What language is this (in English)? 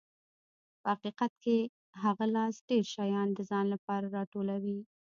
Pashto